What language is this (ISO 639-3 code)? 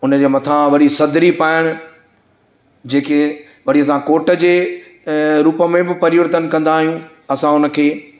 snd